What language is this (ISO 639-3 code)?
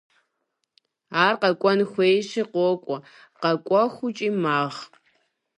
kbd